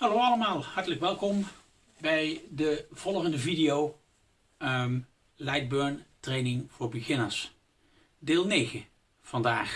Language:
Dutch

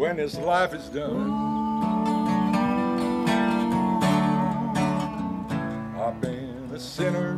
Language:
English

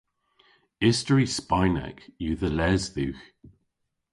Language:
Cornish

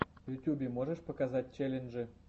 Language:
Russian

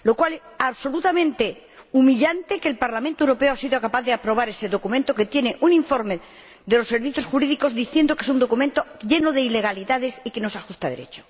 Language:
Spanish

